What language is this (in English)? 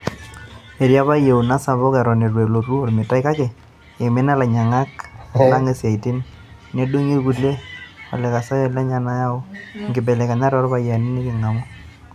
Masai